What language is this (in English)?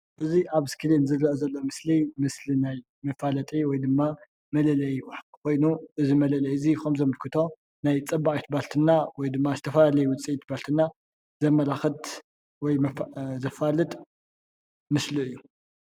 Tigrinya